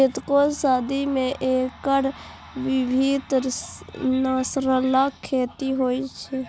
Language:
Maithili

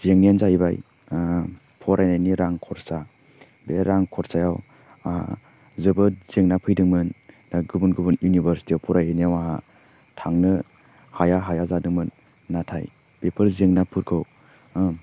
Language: Bodo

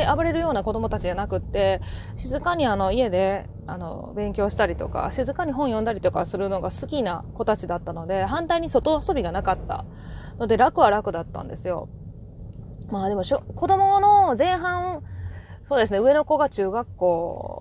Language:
Japanese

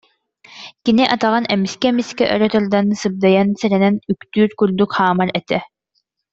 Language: Yakut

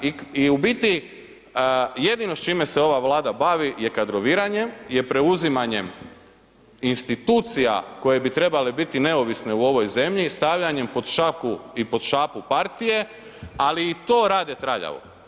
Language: Croatian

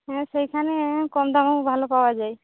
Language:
Bangla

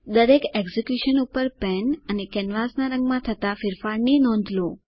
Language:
Gujarati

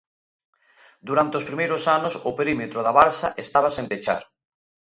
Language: Galician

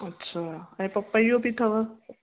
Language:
Sindhi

